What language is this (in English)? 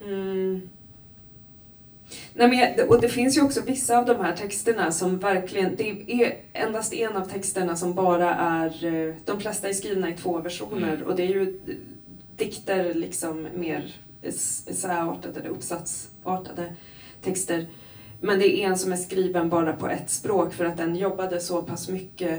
Swedish